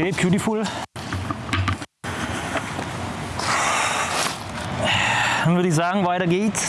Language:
German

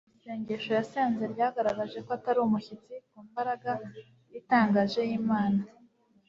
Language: Kinyarwanda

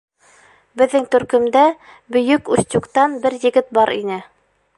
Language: Bashkir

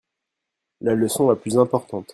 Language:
French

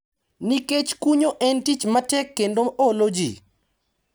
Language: Luo (Kenya and Tanzania)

